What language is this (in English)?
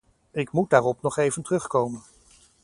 Dutch